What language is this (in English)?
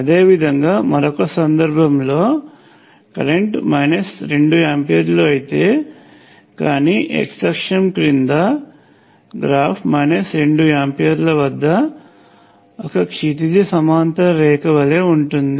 Telugu